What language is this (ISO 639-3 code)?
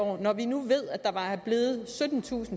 dan